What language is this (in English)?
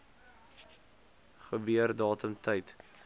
Afrikaans